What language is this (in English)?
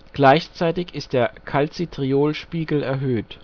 German